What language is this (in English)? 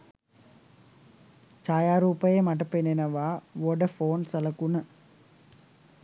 Sinhala